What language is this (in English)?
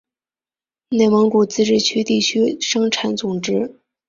Chinese